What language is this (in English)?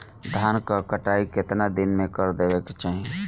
Bhojpuri